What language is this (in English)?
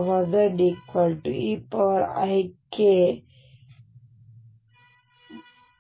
Kannada